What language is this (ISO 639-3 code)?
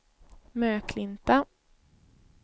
swe